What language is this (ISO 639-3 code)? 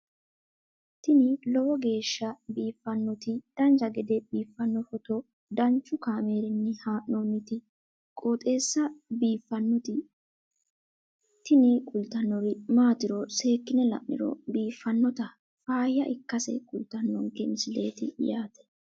sid